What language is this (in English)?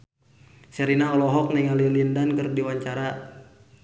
Sundanese